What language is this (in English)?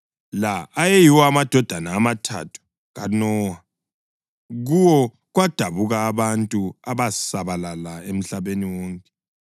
North Ndebele